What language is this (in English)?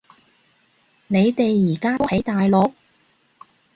Cantonese